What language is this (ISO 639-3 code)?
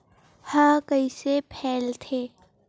hne